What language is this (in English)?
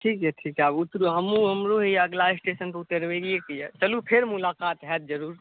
Maithili